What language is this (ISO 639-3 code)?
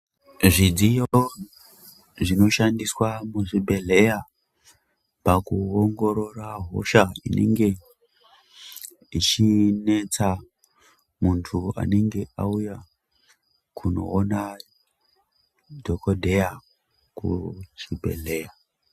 ndc